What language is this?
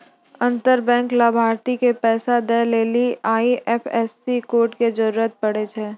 Maithili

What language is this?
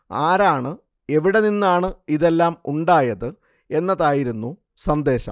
Malayalam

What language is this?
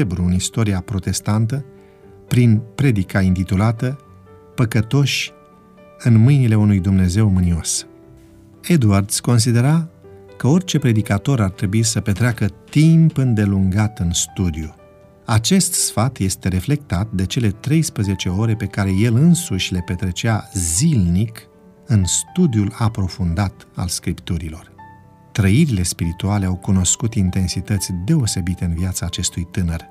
Romanian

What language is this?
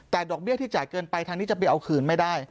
Thai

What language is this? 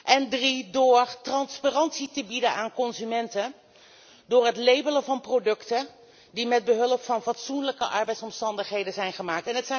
Dutch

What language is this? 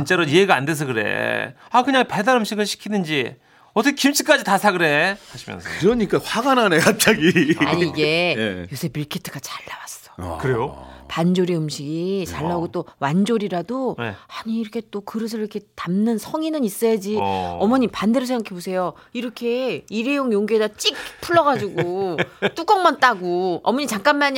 Korean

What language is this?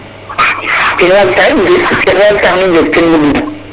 Serer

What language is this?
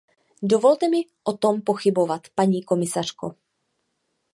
Czech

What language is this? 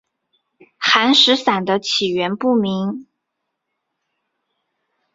Chinese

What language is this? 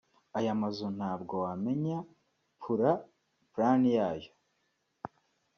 Kinyarwanda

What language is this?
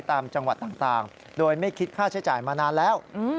Thai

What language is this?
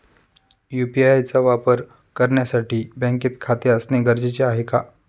Marathi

